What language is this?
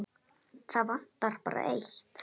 Icelandic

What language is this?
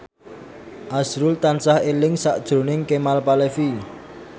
Javanese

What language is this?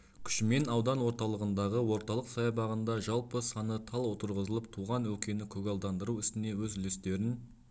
Kazakh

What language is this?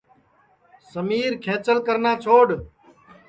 Sansi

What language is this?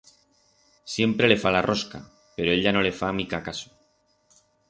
Aragonese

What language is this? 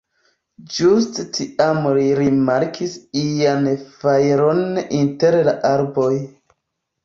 Esperanto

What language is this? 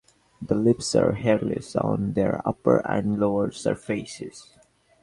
English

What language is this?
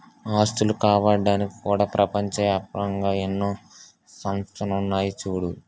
Telugu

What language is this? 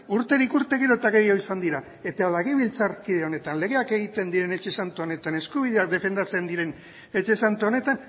Basque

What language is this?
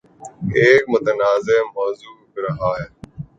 Urdu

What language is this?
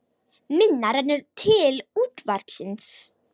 Icelandic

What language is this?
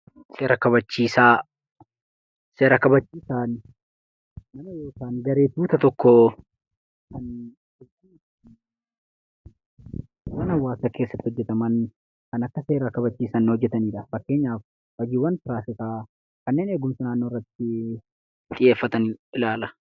Oromo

